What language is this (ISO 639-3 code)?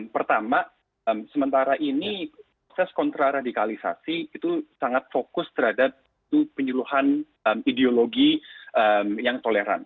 ind